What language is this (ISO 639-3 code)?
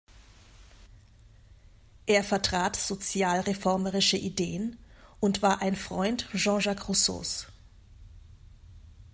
deu